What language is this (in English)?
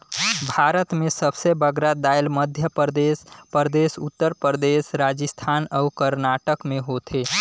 Chhattisgarhi